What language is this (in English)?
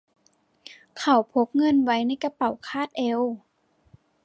Thai